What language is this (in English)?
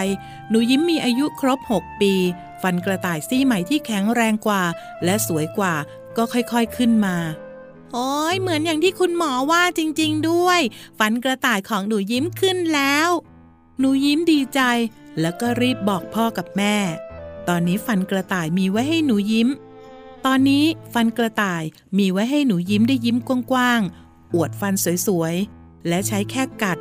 Thai